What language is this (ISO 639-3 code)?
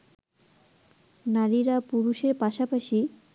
ben